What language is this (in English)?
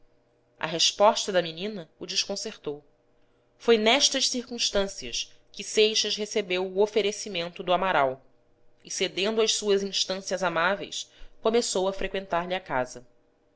Portuguese